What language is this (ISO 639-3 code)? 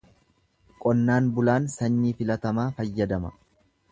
orm